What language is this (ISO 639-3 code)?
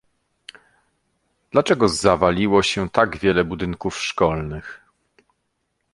pol